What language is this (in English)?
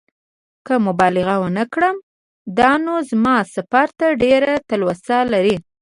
Pashto